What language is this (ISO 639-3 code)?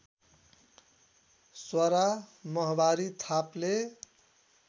nep